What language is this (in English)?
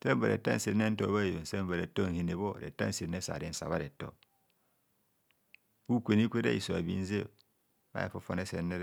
Kohumono